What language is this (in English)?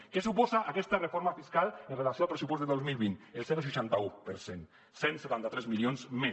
Catalan